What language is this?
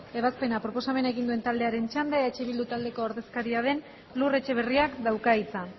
Basque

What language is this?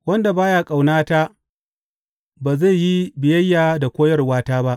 Hausa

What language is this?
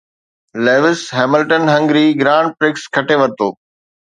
Sindhi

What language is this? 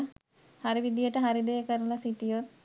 Sinhala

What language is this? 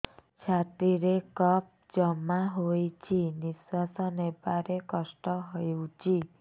Odia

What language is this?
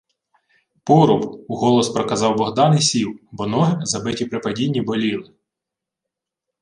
Ukrainian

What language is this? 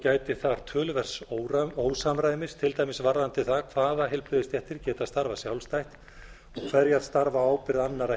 Icelandic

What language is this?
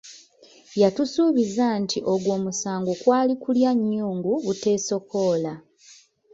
Ganda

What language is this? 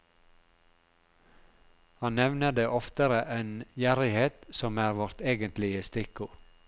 Norwegian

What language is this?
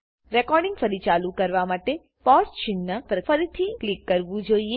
Gujarati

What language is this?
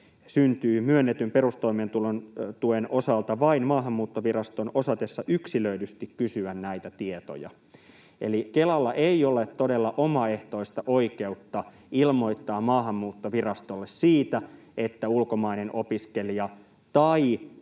Finnish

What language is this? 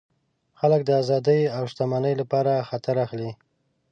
Pashto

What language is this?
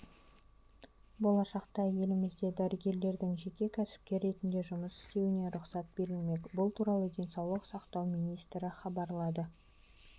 Kazakh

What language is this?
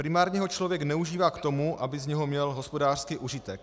Czech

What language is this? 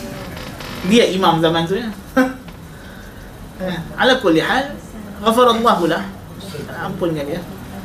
Malay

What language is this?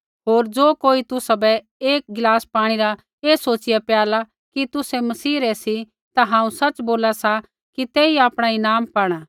Kullu Pahari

